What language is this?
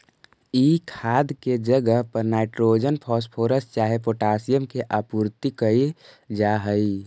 Magahi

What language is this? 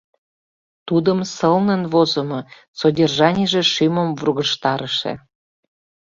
Mari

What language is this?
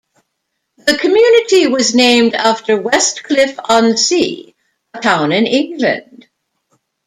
English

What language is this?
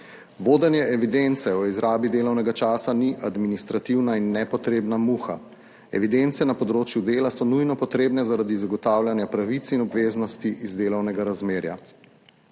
Slovenian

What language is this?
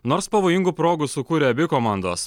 Lithuanian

